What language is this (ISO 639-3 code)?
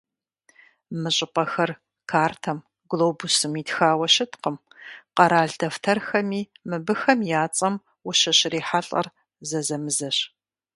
kbd